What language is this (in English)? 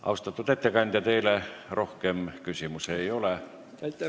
Estonian